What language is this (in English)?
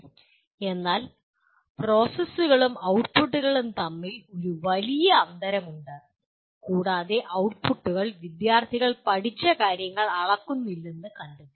Malayalam